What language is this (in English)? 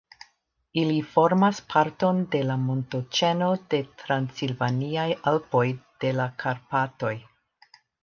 Esperanto